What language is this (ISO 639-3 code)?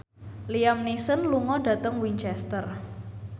jav